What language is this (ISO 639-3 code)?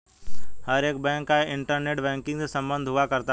hin